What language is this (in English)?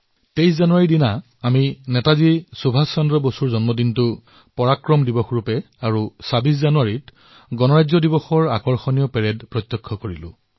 Assamese